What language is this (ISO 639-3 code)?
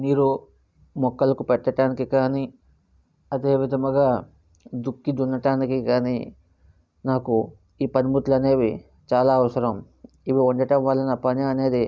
tel